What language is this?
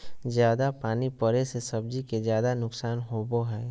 Magahi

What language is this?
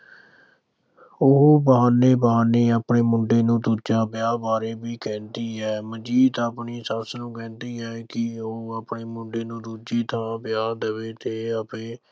Punjabi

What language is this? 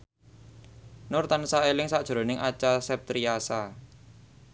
Javanese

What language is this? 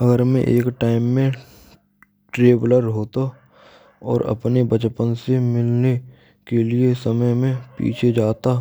Braj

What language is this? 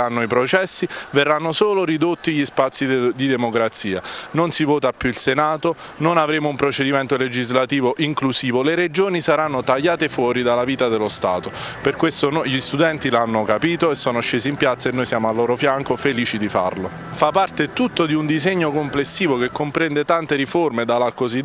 Italian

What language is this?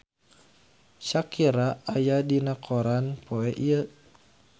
Sundanese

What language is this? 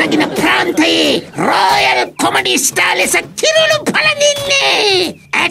Indonesian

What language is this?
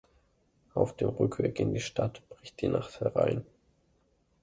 German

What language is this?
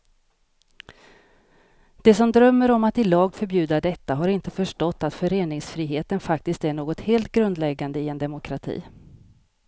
Swedish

